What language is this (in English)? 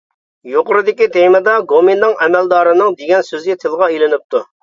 Uyghur